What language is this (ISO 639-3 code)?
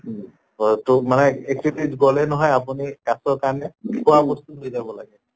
asm